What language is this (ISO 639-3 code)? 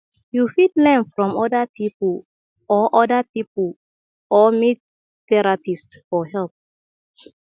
pcm